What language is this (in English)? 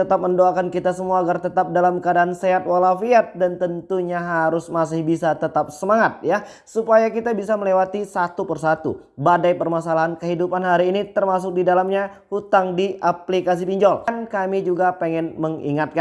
Indonesian